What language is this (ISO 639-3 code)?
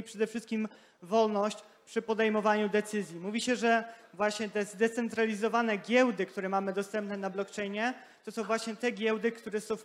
pol